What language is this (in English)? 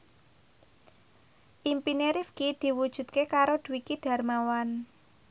Javanese